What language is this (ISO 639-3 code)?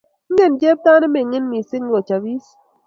kln